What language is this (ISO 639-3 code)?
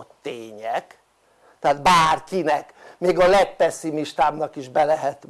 hun